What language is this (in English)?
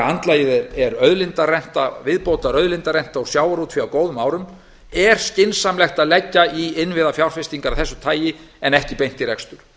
Icelandic